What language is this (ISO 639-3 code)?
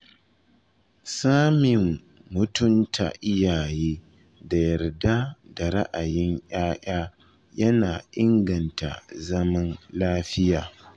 hau